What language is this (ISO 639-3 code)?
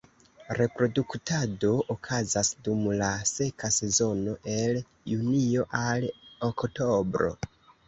epo